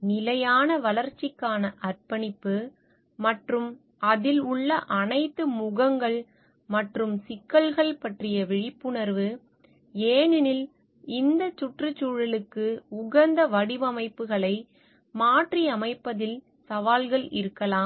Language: Tamil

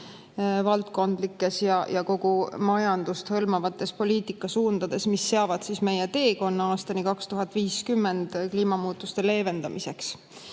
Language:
Estonian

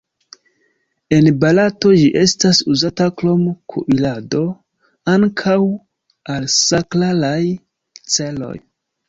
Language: Esperanto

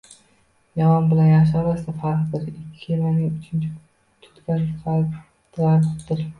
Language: Uzbek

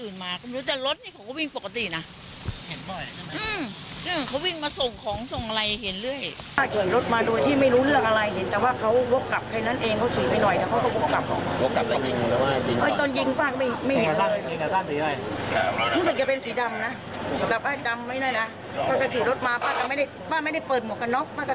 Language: Thai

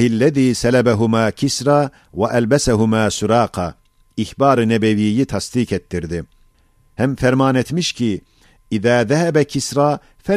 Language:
Turkish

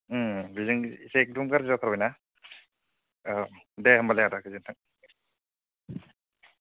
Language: Bodo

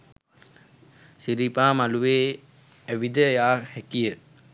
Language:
Sinhala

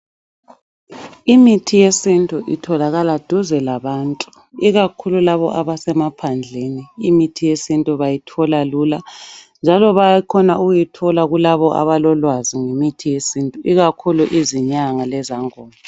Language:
North Ndebele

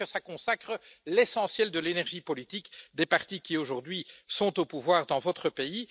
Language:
French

